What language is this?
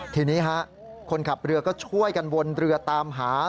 Thai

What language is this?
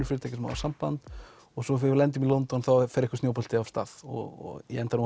Icelandic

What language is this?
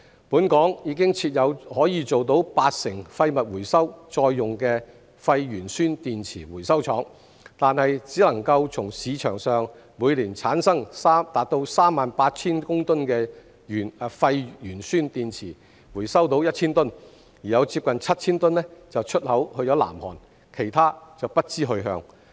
Cantonese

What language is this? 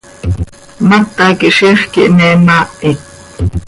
Seri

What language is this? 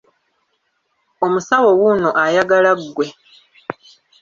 Ganda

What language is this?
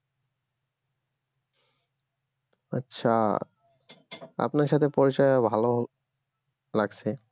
Bangla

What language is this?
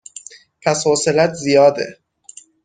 Persian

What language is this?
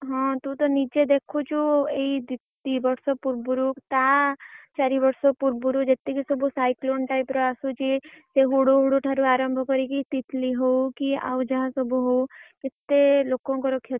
Odia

